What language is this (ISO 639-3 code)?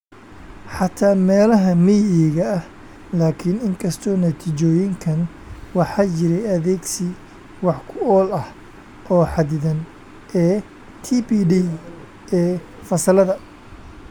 som